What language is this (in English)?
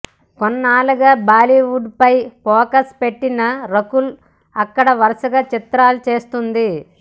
Telugu